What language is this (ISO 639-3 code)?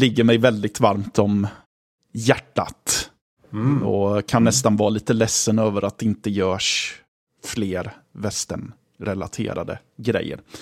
swe